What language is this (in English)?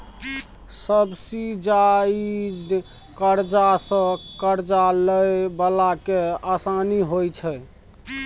Maithili